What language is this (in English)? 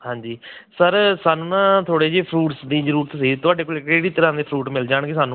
Punjabi